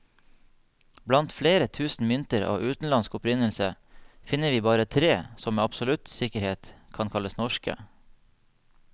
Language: Norwegian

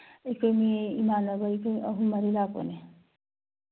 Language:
Manipuri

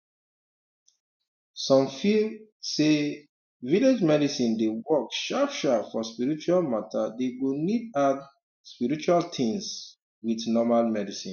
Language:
Nigerian Pidgin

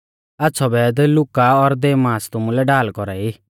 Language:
Mahasu Pahari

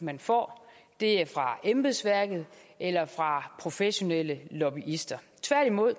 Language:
Danish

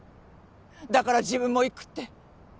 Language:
Japanese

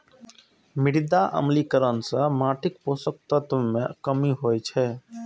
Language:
Maithili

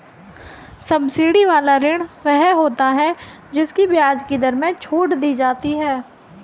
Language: Hindi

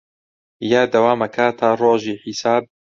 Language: Central Kurdish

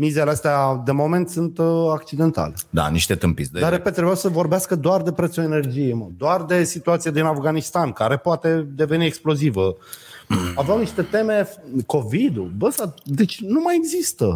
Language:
Romanian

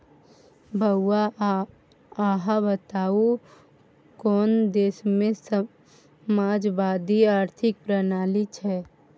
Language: Maithili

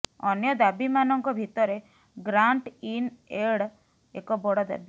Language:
Odia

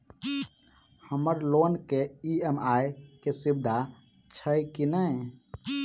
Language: Maithili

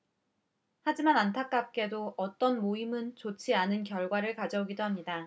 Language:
Korean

